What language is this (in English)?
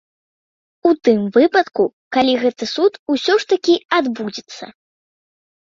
Belarusian